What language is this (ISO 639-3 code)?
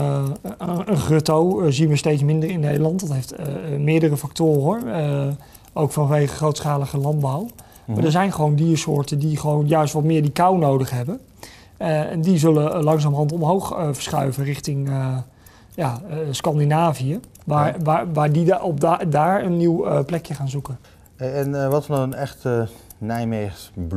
nld